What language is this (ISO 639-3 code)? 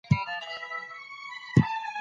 pus